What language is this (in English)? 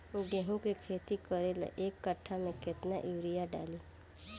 Bhojpuri